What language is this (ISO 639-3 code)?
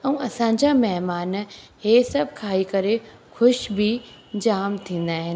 snd